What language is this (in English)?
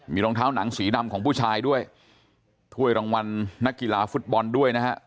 Thai